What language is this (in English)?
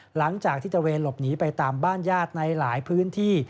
Thai